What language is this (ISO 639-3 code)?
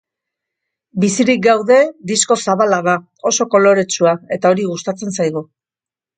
eus